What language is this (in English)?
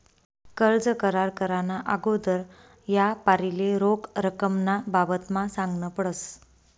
Marathi